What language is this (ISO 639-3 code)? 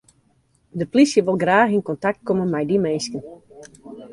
fry